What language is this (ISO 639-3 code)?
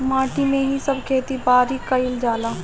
bho